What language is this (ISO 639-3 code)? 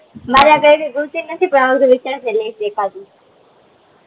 guj